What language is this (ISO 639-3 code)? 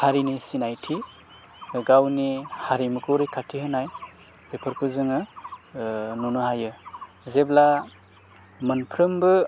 brx